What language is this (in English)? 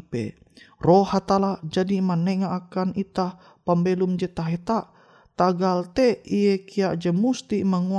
Indonesian